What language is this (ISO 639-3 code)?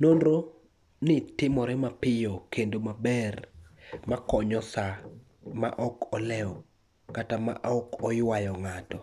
luo